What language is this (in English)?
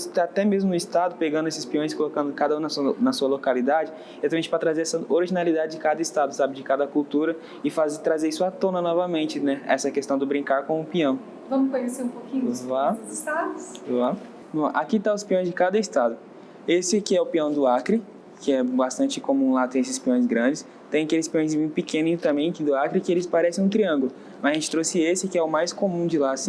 Portuguese